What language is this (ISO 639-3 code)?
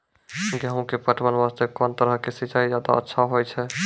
mai